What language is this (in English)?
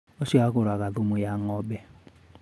Kikuyu